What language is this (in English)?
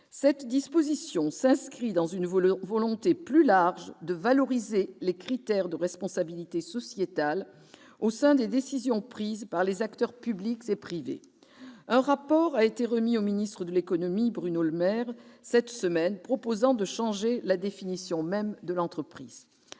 French